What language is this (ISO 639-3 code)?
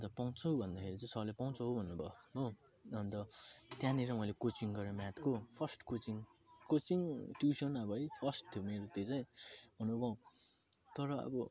nep